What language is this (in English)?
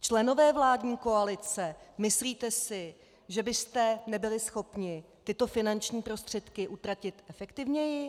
Czech